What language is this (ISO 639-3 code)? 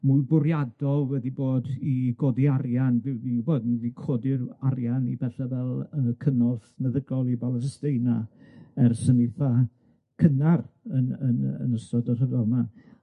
cym